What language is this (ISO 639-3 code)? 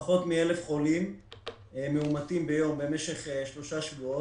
heb